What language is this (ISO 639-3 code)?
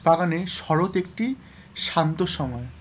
ben